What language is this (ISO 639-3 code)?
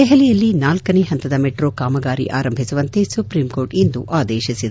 kan